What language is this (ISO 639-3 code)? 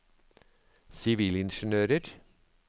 nor